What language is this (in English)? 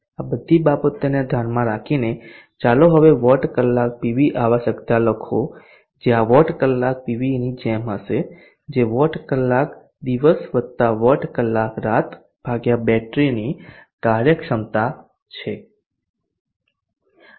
Gujarati